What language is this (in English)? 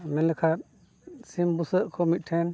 Santali